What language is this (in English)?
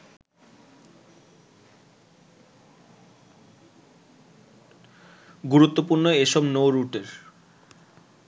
Bangla